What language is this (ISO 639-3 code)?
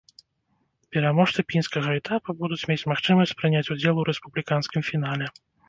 bel